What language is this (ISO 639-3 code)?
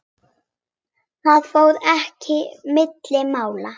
isl